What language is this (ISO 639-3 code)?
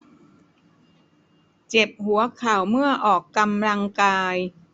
tha